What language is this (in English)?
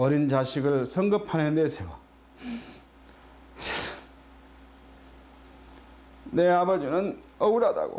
Korean